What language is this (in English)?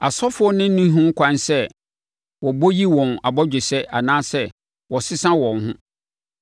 Akan